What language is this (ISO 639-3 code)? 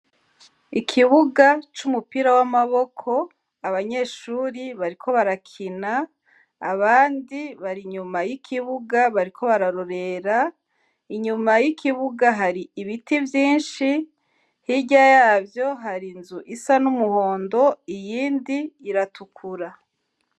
run